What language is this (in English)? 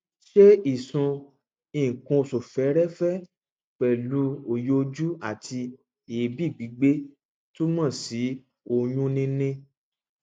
Yoruba